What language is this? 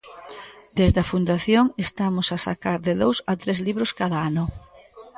Galician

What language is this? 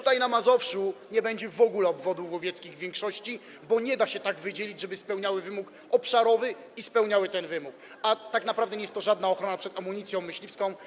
Polish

